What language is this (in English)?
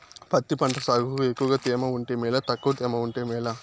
Telugu